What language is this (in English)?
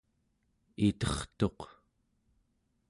Central Yupik